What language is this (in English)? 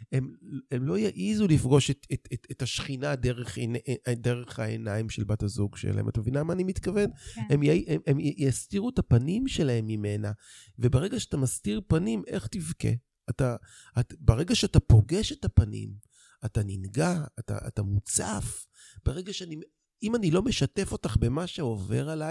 Hebrew